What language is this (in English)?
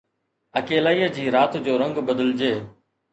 Sindhi